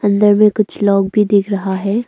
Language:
Hindi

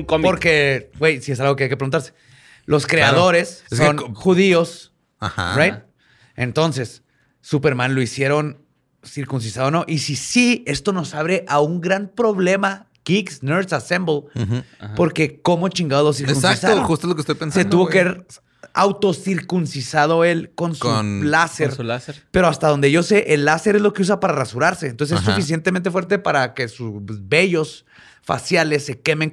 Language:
Spanish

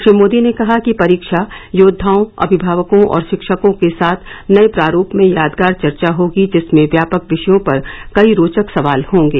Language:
Hindi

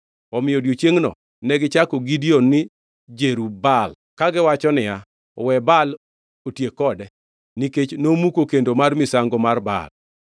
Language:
Luo (Kenya and Tanzania)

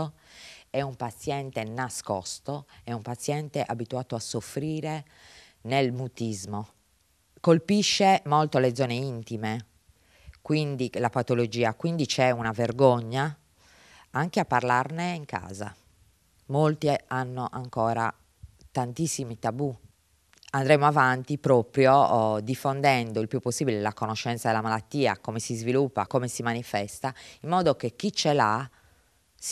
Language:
Italian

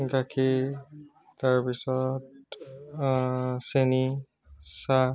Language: Assamese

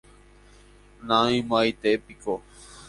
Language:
Guarani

